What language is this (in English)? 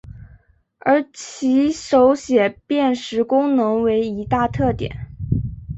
Chinese